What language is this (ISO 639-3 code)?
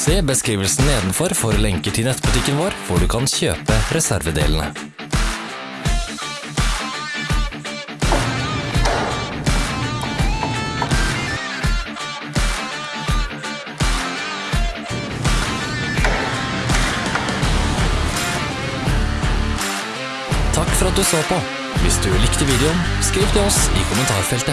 nor